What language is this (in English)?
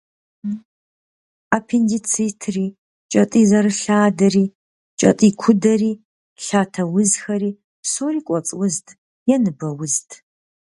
Kabardian